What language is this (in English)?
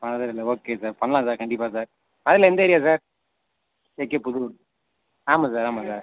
Tamil